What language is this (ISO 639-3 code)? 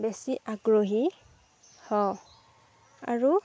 asm